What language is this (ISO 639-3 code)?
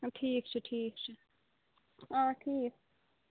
kas